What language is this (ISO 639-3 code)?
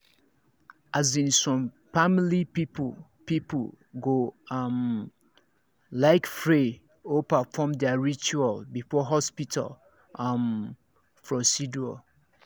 pcm